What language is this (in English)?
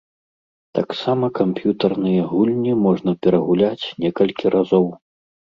Belarusian